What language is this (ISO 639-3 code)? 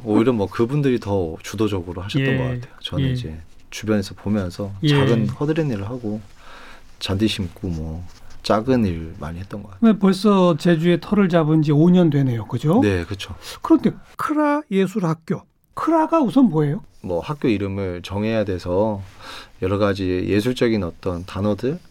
kor